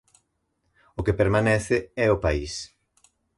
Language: Galician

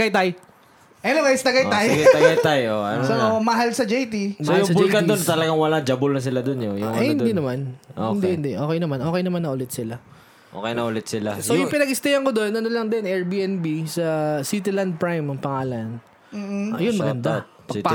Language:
Filipino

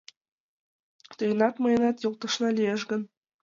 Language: Mari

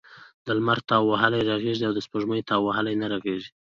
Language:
Pashto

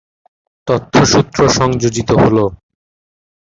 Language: Bangla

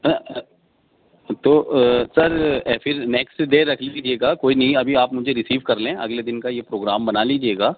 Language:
Urdu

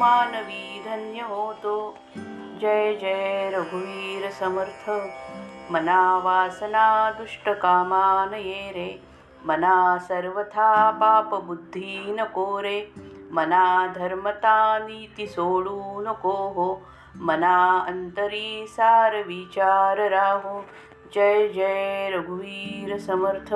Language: Marathi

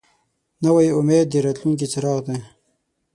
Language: Pashto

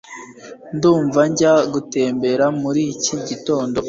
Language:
Kinyarwanda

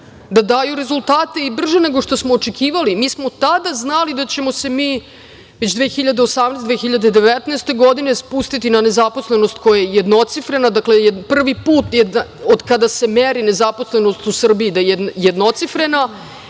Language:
Serbian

